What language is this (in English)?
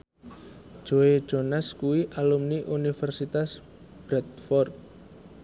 Javanese